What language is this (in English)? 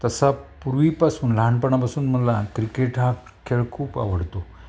Marathi